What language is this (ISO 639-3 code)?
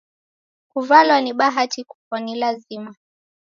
dav